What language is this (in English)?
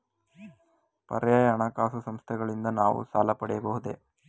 Kannada